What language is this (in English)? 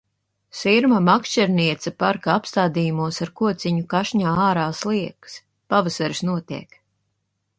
Latvian